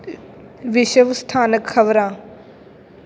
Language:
Punjabi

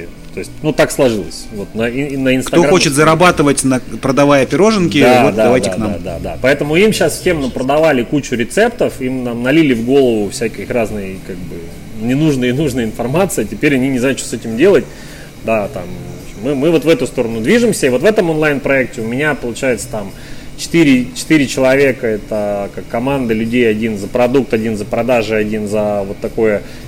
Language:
Russian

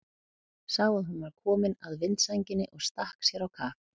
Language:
Icelandic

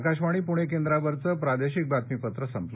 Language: Marathi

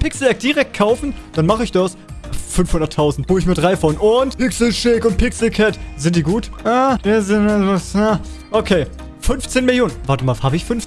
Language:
German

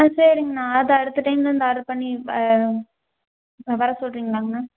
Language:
Tamil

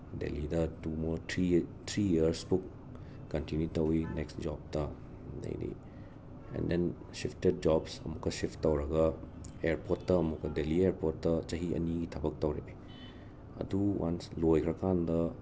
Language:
Manipuri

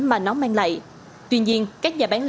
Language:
Vietnamese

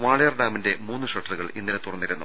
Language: Malayalam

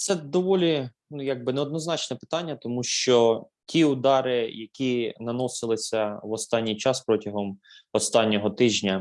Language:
Ukrainian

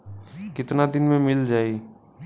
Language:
Bhojpuri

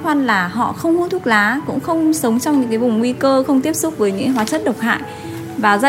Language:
Vietnamese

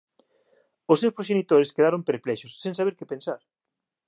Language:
Galician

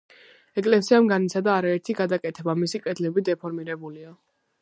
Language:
Georgian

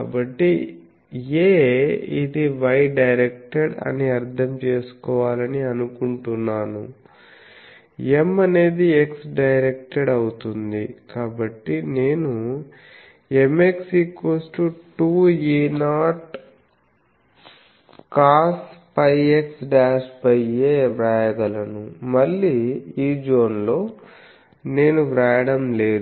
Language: Telugu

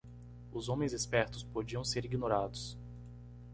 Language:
Portuguese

